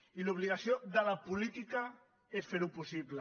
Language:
Catalan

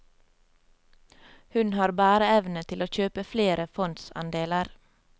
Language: Norwegian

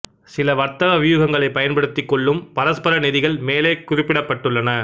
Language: Tamil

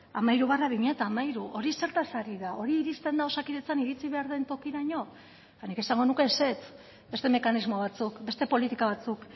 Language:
Basque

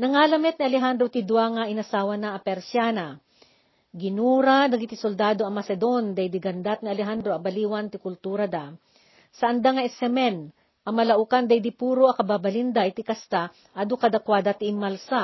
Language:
Filipino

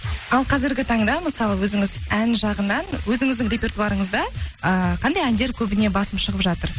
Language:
Kazakh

